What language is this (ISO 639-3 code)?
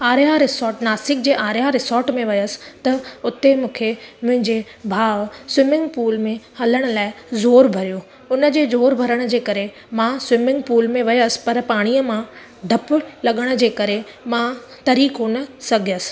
snd